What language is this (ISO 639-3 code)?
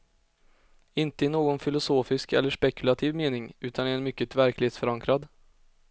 swe